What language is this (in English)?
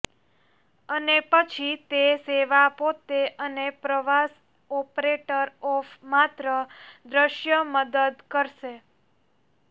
Gujarati